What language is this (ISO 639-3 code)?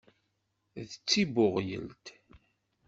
kab